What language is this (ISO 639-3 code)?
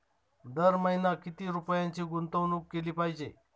mar